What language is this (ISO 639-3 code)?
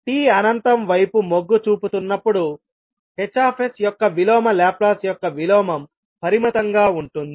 tel